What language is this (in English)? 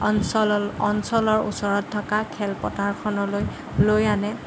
Assamese